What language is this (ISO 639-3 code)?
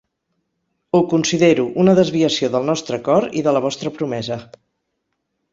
cat